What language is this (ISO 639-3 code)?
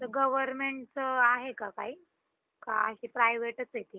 mar